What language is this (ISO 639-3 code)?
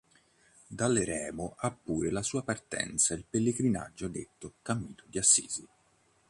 ita